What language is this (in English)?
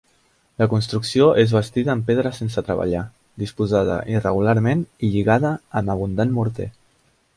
Catalan